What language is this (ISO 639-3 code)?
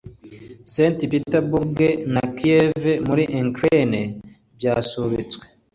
kin